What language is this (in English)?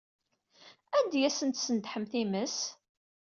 Kabyle